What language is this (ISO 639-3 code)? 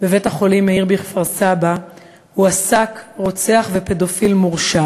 heb